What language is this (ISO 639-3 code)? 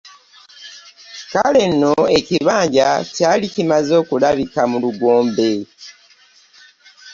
lug